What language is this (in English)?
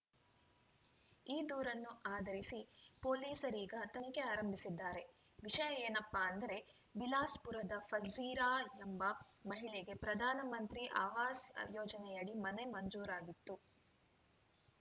Kannada